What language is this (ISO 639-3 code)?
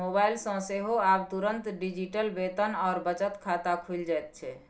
mai